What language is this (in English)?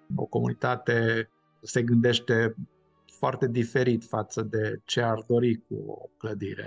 Romanian